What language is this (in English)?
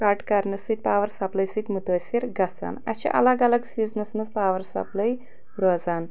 Kashmiri